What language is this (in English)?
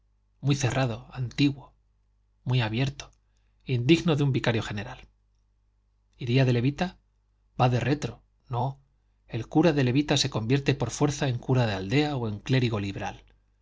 Spanish